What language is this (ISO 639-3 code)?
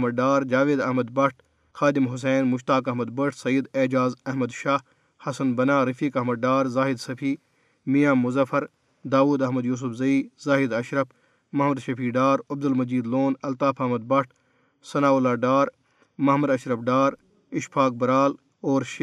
urd